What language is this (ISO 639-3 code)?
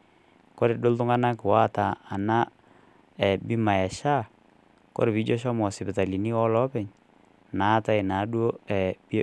mas